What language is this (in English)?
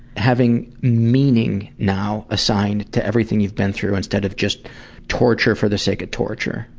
English